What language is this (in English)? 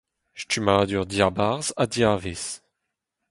Breton